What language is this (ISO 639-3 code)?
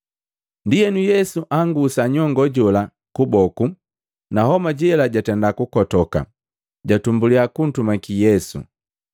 mgv